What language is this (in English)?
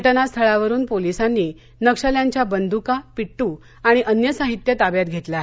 Marathi